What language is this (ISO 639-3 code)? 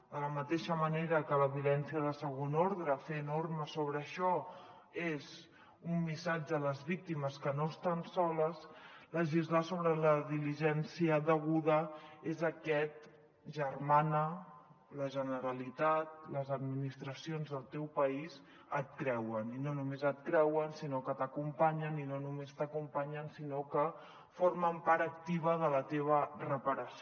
cat